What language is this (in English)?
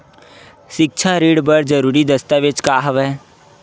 Chhattisgarhi